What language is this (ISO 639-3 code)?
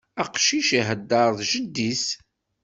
kab